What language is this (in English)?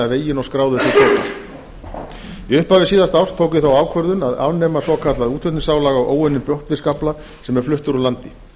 Icelandic